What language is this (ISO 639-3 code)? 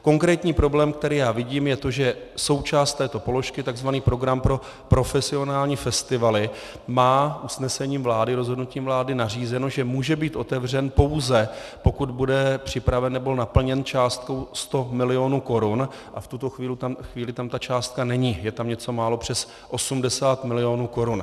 ces